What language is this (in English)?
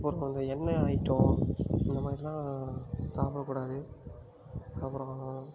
Tamil